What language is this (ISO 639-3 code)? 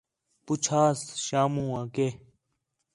xhe